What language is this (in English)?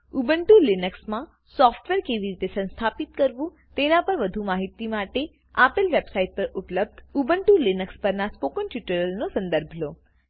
Gujarati